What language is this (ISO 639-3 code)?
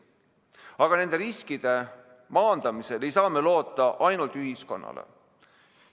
est